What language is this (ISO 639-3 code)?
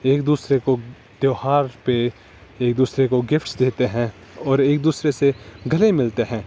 urd